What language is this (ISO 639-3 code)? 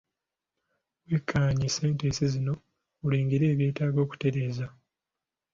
lug